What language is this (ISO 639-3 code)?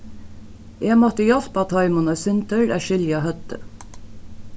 fao